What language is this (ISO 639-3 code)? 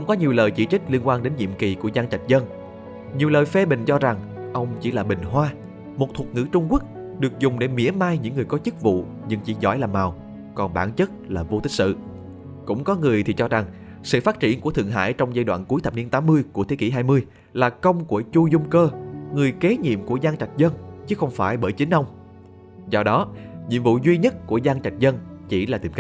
vie